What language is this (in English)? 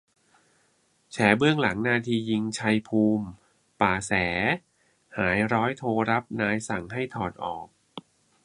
Thai